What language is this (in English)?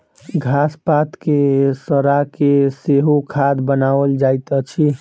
Maithili